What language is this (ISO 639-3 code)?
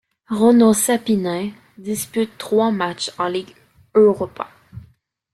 fra